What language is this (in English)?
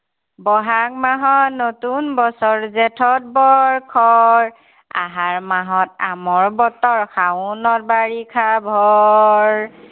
Assamese